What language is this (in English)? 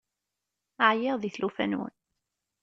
Kabyle